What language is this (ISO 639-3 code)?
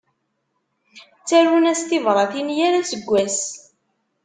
kab